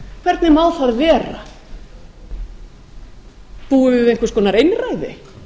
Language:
Icelandic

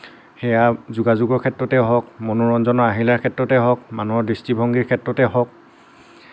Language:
Assamese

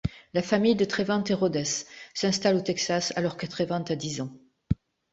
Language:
French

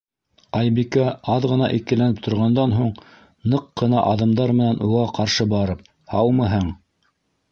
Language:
Bashkir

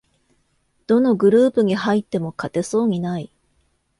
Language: Japanese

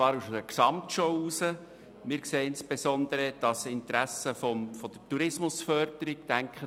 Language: Swiss German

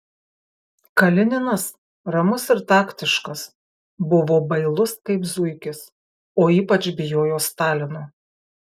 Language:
Lithuanian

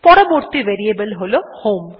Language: Bangla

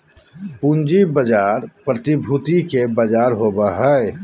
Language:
Magahi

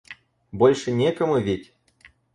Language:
Russian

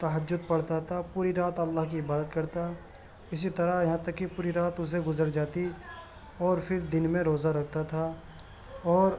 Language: Urdu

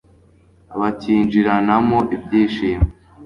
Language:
Kinyarwanda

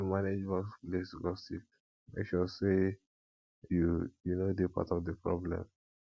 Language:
Nigerian Pidgin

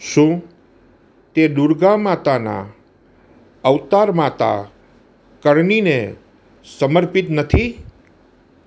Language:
Gujarati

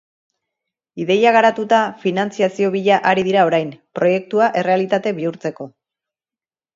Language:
Basque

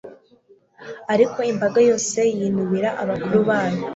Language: Kinyarwanda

